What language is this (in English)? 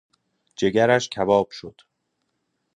Persian